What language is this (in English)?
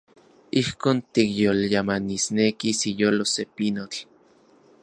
Central Puebla Nahuatl